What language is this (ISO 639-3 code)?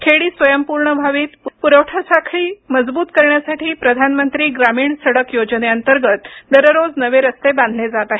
mar